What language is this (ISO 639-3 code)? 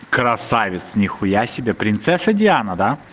rus